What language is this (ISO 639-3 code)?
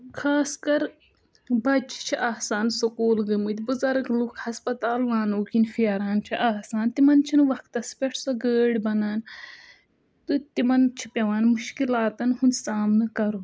kas